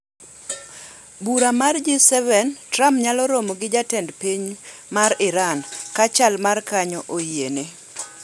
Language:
Luo (Kenya and Tanzania)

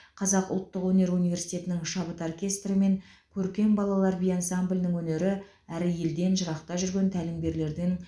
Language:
Kazakh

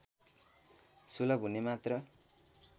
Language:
Nepali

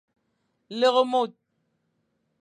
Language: Fang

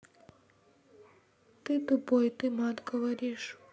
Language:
Russian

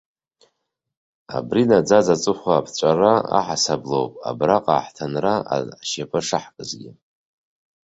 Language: Abkhazian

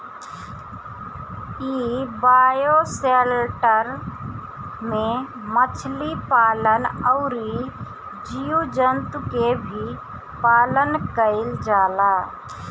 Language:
Bhojpuri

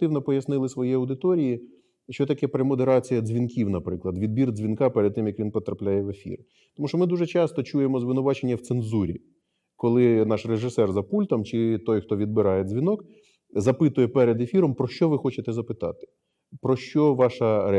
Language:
Ukrainian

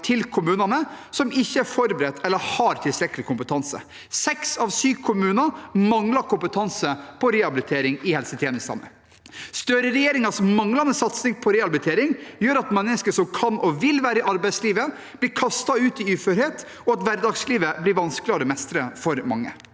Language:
Norwegian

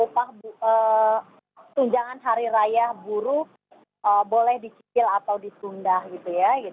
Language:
Indonesian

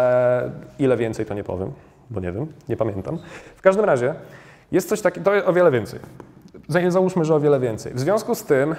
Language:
Polish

